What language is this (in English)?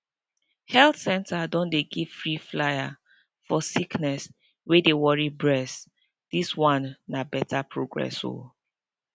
Nigerian Pidgin